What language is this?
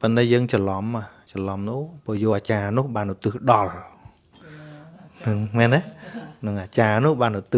Vietnamese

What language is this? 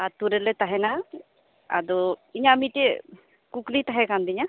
Santali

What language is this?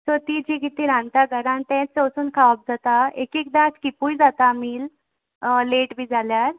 Konkani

